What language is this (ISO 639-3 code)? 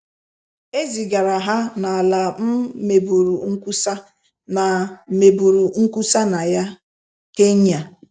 ibo